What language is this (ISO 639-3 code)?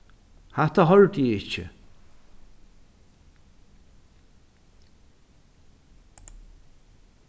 fao